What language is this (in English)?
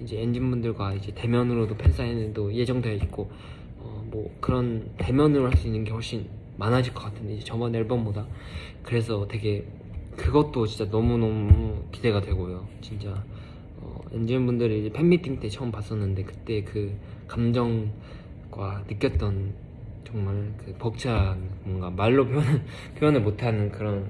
Korean